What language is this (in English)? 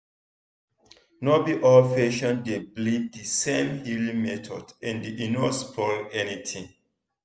Nigerian Pidgin